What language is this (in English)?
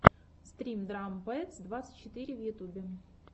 Russian